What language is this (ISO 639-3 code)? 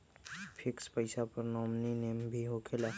mag